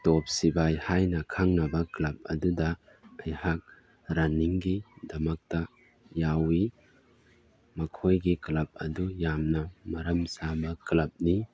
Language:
Manipuri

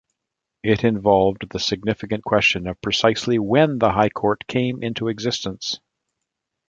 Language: English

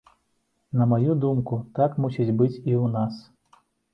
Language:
Belarusian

